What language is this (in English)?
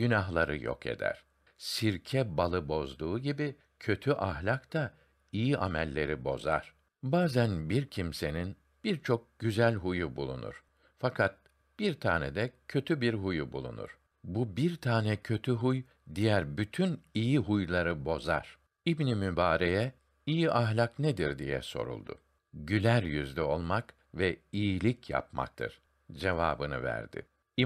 Turkish